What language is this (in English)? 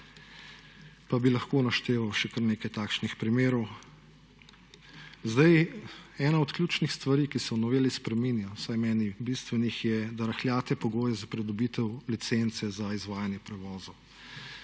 Slovenian